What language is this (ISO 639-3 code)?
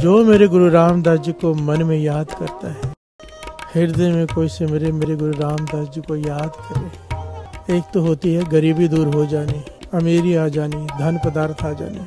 hin